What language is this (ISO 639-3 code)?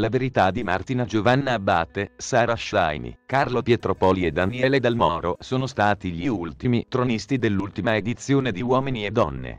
ita